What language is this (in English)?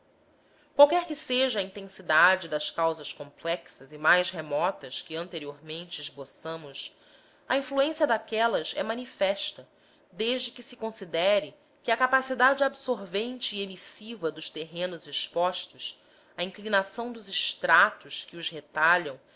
Portuguese